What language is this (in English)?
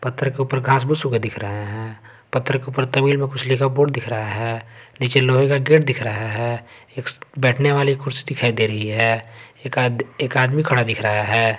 Hindi